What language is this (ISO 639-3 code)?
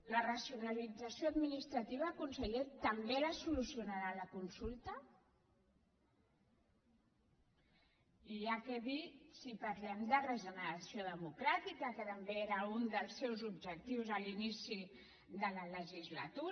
cat